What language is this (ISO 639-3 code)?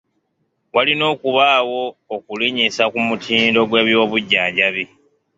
lug